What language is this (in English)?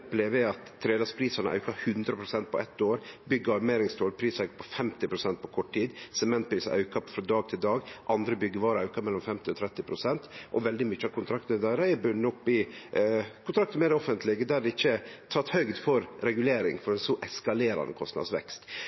Norwegian Nynorsk